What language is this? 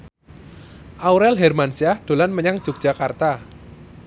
Javanese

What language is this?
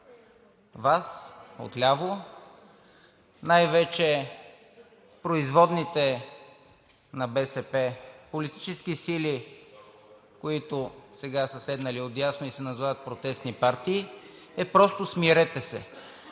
Bulgarian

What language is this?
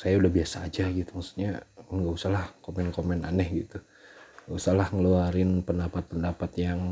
Indonesian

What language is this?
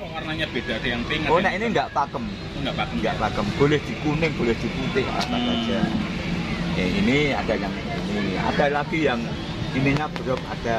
Indonesian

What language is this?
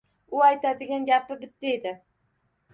Uzbek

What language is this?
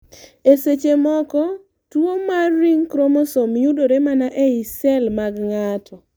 Luo (Kenya and Tanzania)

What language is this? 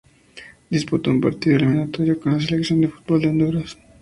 Spanish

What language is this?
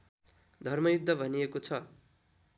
Nepali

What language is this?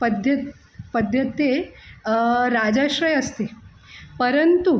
Sanskrit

